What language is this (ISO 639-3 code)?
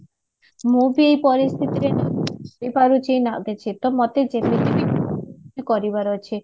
ori